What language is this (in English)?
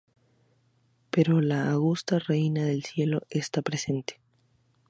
Spanish